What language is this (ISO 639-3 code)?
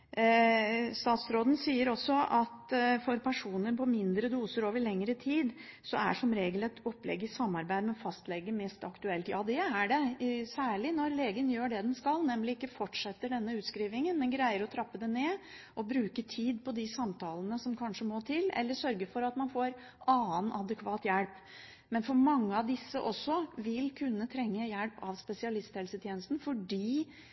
nob